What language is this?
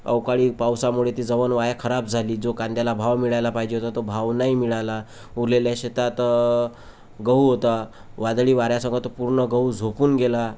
Marathi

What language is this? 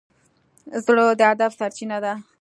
Pashto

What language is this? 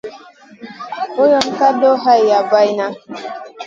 Masana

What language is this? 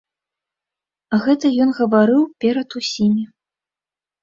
Belarusian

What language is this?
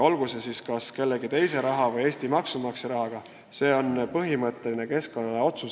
Estonian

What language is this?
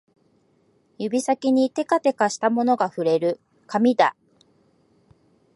Japanese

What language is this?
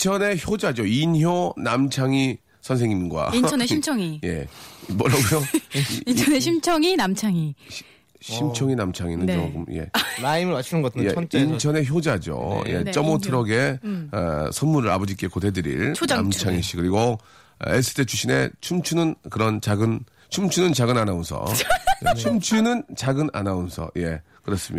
Korean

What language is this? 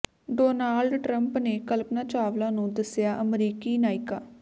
Punjabi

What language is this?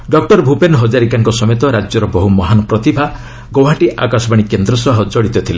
Odia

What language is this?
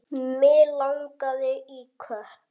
Icelandic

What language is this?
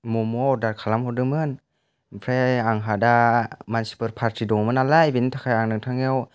Bodo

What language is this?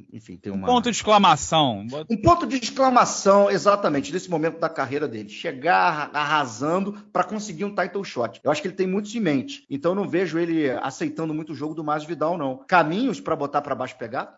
Portuguese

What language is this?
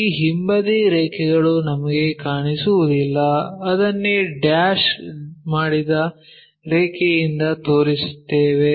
Kannada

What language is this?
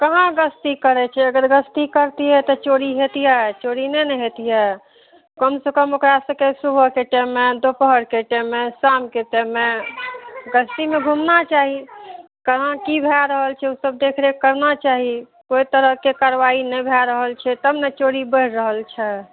Maithili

